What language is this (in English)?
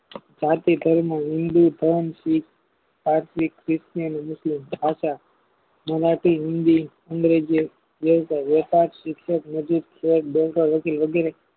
Gujarati